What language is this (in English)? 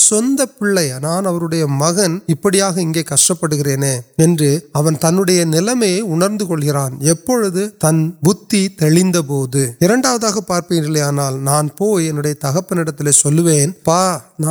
Urdu